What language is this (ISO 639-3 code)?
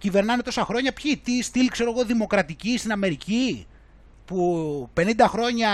ell